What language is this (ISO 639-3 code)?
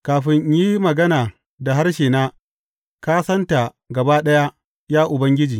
hau